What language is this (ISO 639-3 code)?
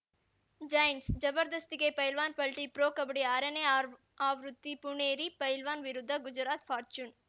kan